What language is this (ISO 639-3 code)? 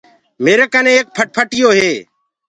ggg